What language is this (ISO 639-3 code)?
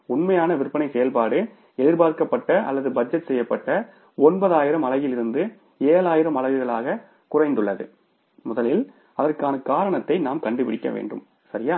tam